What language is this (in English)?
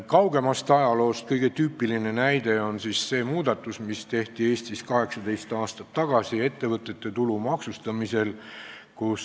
Estonian